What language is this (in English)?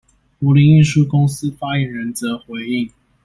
Chinese